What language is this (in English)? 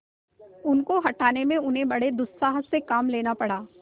Hindi